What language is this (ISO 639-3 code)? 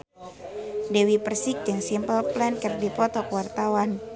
sun